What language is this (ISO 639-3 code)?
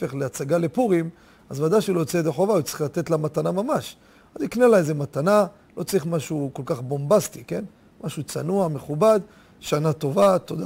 heb